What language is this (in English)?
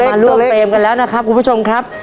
Thai